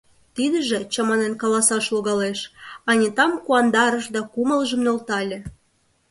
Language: Mari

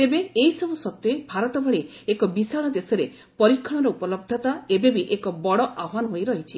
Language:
Odia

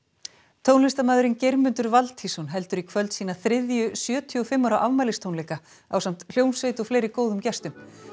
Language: Icelandic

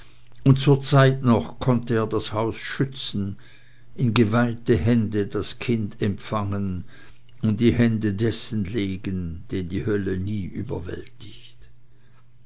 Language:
German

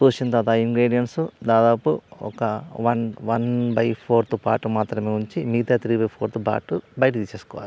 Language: Telugu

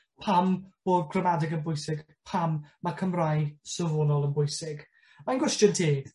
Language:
Welsh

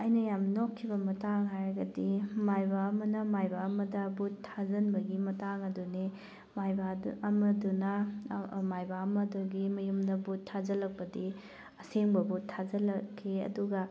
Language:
Manipuri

